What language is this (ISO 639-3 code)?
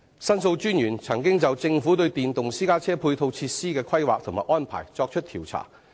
yue